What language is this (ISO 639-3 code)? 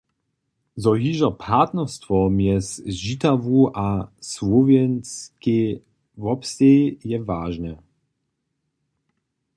hsb